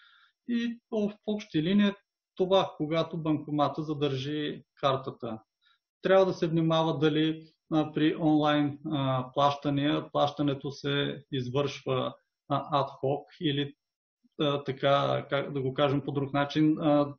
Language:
Bulgarian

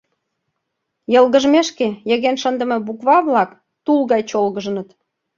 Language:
Mari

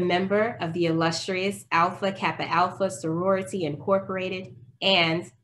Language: English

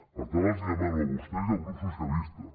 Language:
Catalan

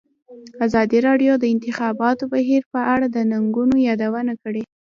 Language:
Pashto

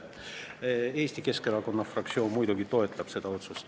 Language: Estonian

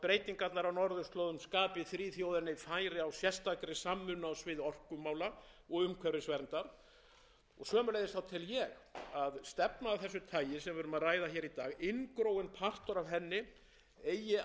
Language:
Icelandic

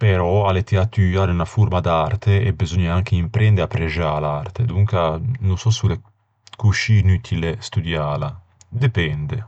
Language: Ligurian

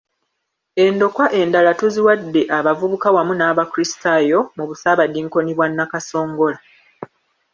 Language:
Ganda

